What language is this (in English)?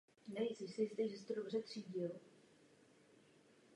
Czech